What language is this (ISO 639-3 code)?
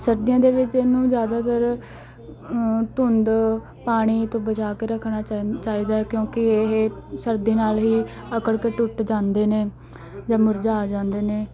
pan